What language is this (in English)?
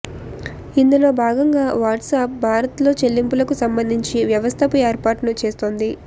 Telugu